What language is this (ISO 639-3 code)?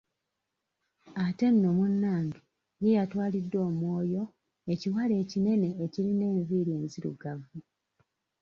lug